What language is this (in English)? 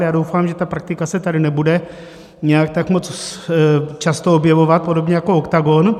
Czech